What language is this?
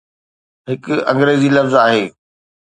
Sindhi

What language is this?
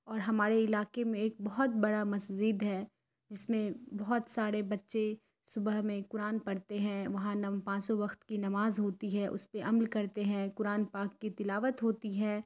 Urdu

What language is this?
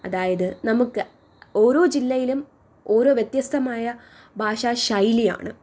Malayalam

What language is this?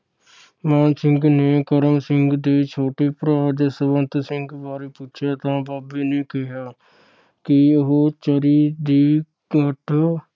Punjabi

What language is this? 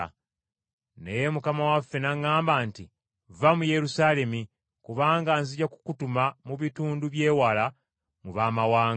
Ganda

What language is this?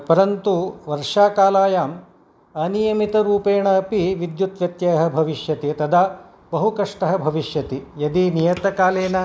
Sanskrit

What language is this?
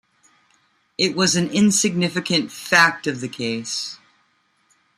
English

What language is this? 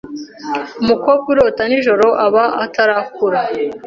Kinyarwanda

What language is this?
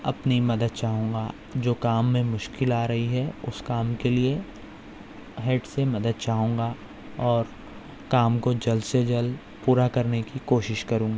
Urdu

